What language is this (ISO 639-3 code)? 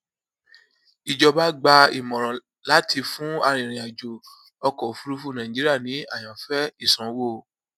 yor